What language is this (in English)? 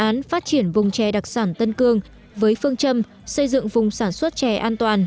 Vietnamese